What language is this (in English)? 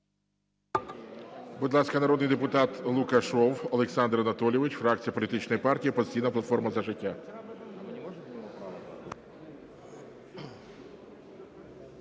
Ukrainian